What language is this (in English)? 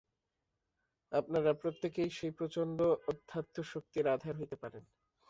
Bangla